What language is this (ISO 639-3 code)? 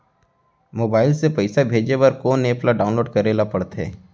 hne